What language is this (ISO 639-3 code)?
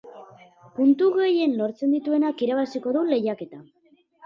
eus